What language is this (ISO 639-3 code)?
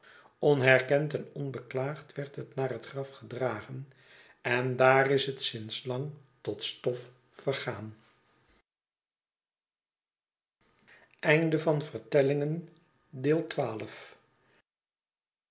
nld